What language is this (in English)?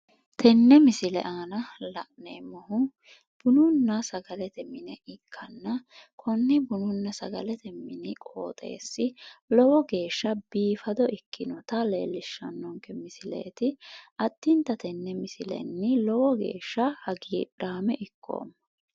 Sidamo